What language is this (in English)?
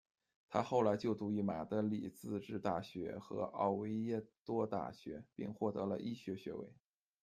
Chinese